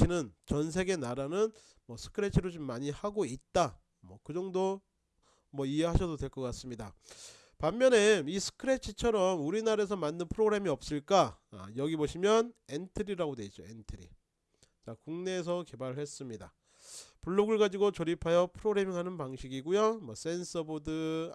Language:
Korean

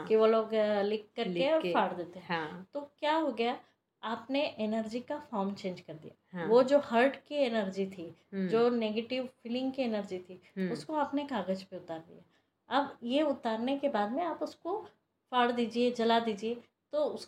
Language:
Hindi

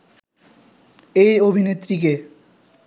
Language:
Bangla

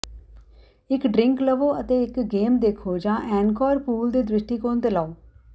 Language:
Punjabi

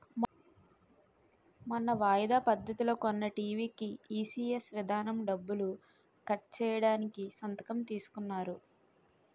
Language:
Telugu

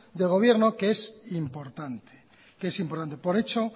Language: Spanish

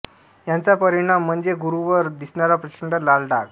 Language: Marathi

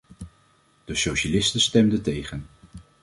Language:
Dutch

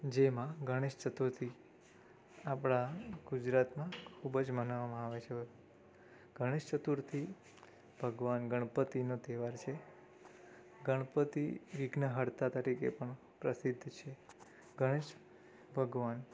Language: Gujarati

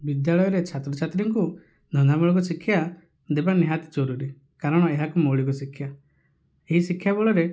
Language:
Odia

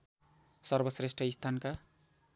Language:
Nepali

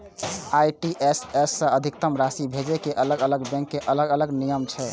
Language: Maithili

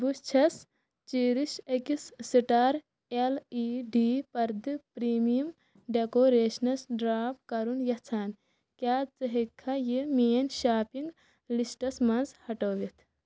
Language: Kashmiri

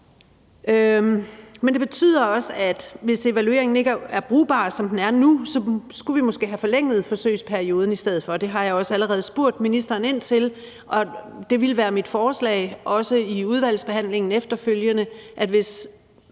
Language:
Danish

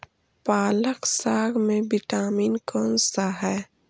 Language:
Magahi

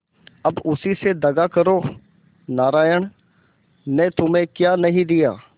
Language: Hindi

